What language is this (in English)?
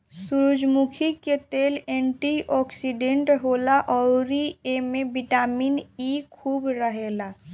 Bhojpuri